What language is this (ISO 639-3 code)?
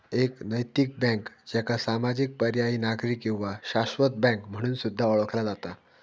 mar